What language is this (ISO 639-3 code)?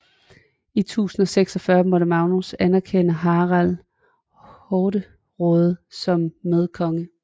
dan